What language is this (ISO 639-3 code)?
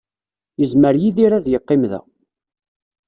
kab